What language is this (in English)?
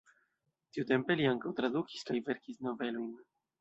Esperanto